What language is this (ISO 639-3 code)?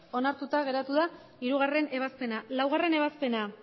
eus